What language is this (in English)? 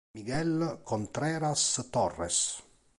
Italian